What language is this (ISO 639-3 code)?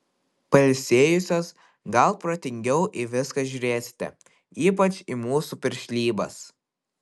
lit